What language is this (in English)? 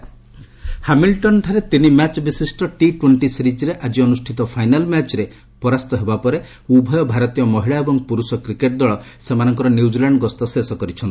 Odia